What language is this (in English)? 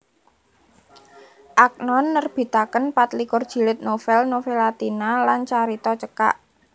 Javanese